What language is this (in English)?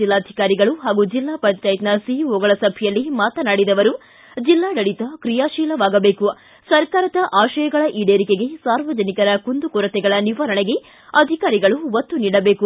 Kannada